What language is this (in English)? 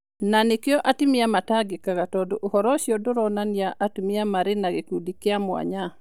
Kikuyu